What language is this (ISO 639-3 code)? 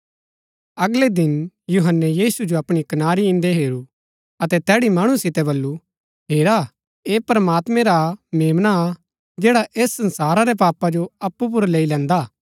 gbk